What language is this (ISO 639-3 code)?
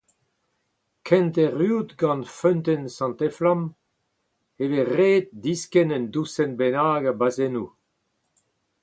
bre